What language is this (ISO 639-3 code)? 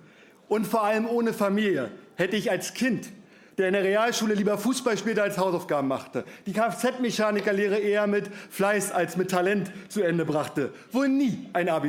deu